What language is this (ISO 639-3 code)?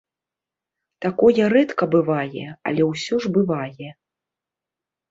bel